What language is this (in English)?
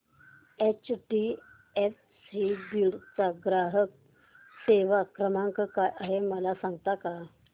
Marathi